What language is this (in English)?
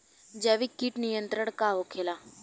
Bhojpuri